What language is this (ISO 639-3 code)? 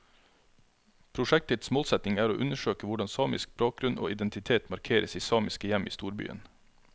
nor